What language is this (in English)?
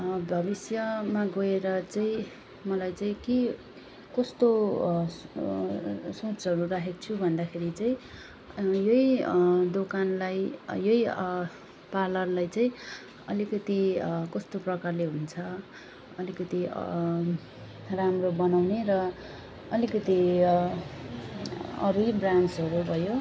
Nepali